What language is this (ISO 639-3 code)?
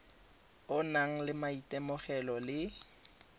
tsn